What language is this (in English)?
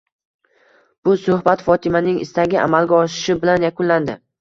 Uzbek